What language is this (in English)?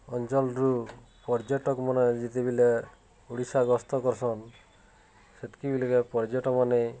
Odia